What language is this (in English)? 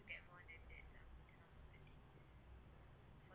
English